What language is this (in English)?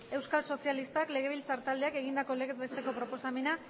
Basque